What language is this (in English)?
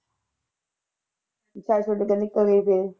Punjabi